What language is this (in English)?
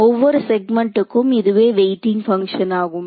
Tamil